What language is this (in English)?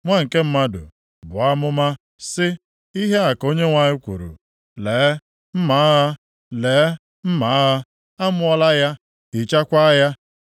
Igbo